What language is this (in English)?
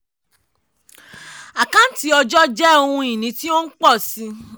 Yoruba